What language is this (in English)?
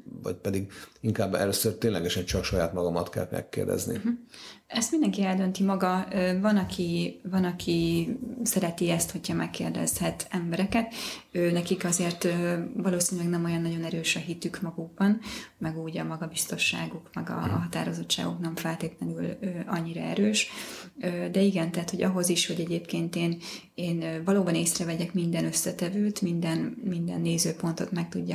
Hungarian